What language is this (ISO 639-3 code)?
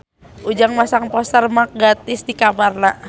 sun